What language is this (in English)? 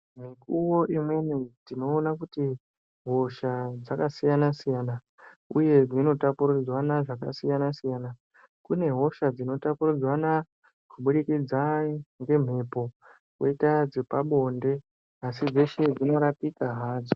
Ndau